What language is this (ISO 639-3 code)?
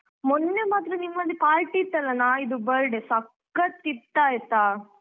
kan